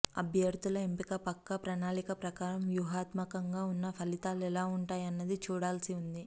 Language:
Telugu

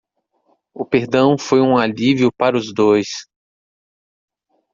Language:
Portuguese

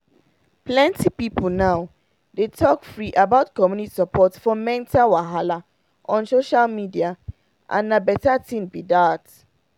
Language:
Nigerian Pidgin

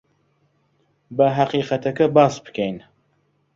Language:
Central Kurdish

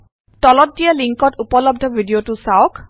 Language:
Assamese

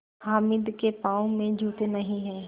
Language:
Hindi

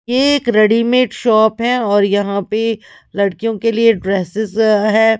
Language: Hindi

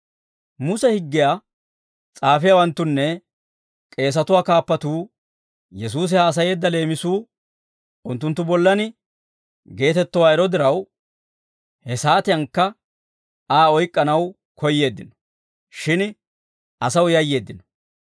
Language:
Dawro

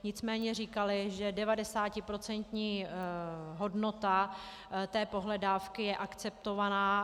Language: Czech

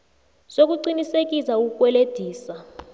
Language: South Ndebele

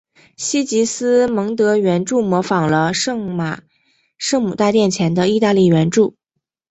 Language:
Chinese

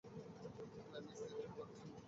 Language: Bangla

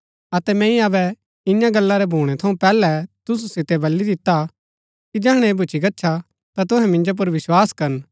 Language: Gaddi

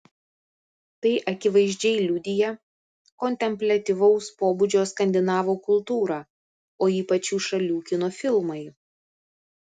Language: Lithuanian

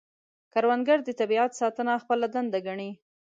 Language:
Pashto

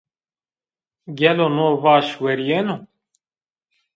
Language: Zaza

